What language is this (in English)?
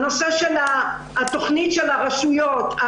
Hebrew